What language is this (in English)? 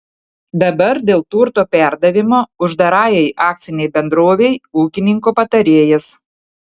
Lithuanian